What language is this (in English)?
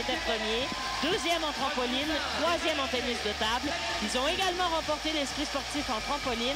French